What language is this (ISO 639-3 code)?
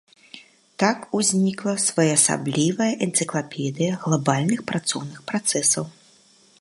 bel